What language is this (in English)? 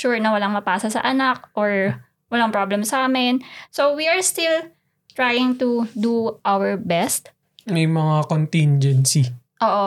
Filipino